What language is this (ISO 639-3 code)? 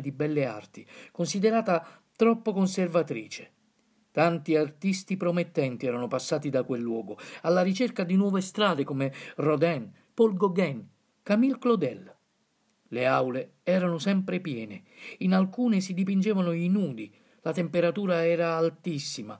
ita